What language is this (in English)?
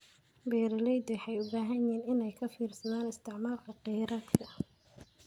Somali